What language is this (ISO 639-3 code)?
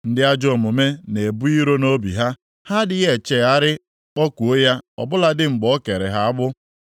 ibo